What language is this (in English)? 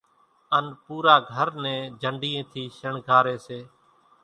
Kachi Koli